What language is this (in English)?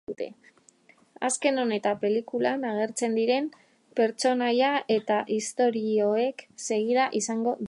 Basque